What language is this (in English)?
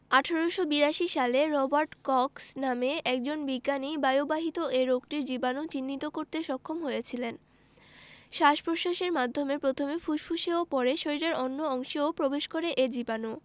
Bangla